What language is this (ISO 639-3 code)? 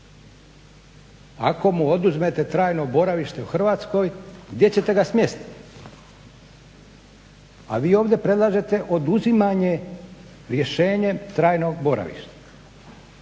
hrv